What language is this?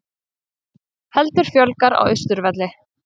Icelandic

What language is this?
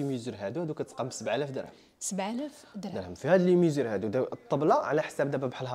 Arabic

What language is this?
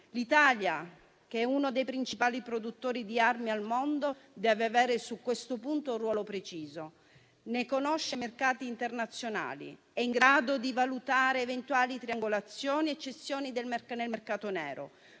Italian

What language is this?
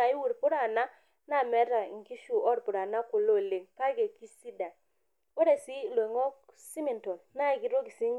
Masai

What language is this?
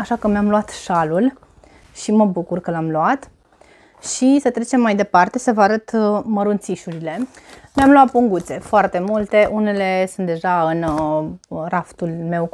Romanian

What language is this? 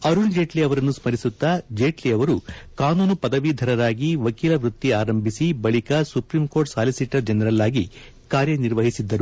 Kannada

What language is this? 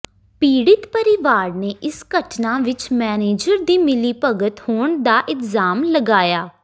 Punjabi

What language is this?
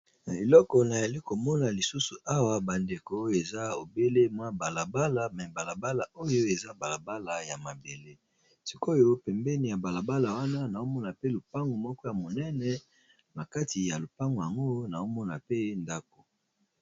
Lingala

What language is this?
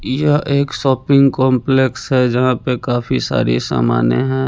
Hindi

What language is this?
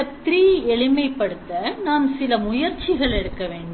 Tamil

